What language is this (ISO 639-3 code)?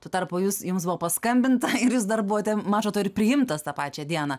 lit